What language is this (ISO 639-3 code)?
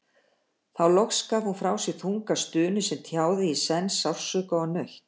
isl